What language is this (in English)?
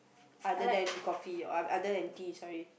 English